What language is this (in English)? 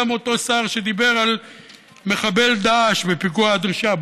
Hebrew